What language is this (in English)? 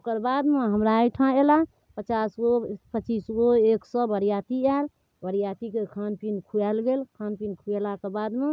Maithili